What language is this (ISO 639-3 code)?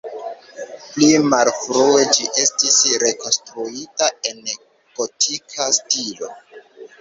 epo